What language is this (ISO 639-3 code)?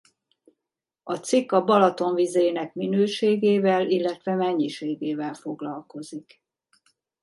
hun